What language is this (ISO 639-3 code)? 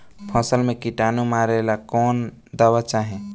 bho